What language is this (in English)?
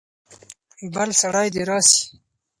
Pashto